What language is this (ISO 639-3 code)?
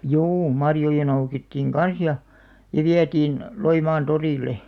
fin